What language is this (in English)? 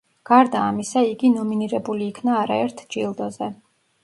Georgian